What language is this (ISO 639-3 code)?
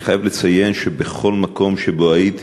heb